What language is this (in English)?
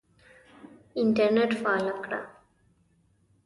Pashto